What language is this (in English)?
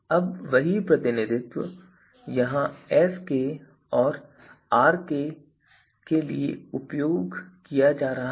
Hindi